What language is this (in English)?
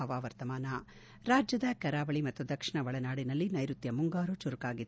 Kannada